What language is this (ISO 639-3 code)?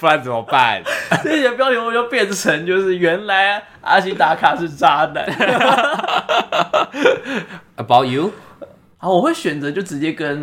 zho